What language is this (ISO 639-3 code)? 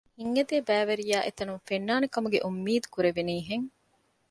div